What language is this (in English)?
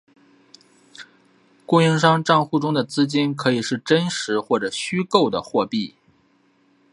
Chinese